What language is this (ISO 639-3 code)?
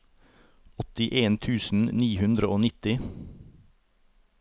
nor